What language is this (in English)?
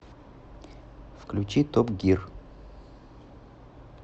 Russian